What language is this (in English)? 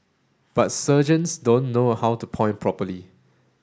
English